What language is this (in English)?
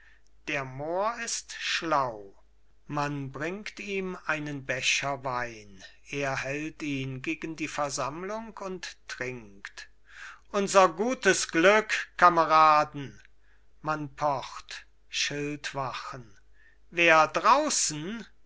German